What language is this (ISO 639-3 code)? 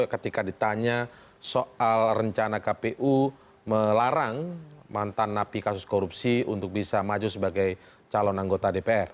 ind